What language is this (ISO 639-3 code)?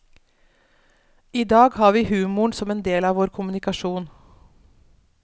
nor